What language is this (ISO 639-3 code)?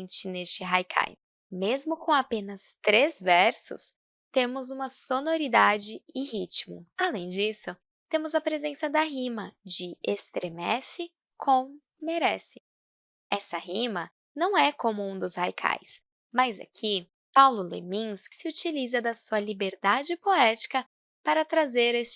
por